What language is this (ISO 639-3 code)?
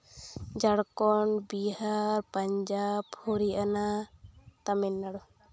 sat